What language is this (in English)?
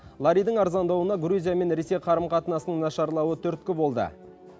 Kazakh